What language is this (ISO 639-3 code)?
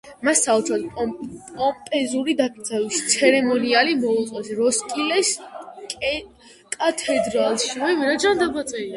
kat